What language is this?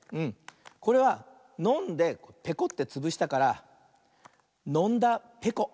Japanese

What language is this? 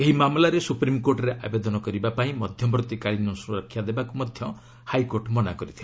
Odia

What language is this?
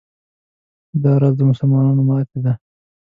Pashto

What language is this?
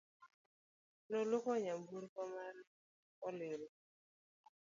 Luo (Kenya and Tanzania)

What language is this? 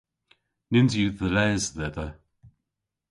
Cornish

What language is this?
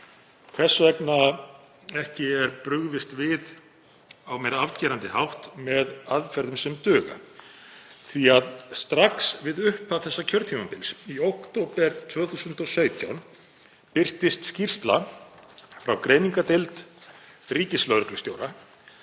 Icelandic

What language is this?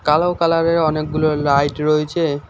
Bangla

